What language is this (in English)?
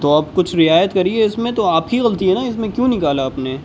Urdu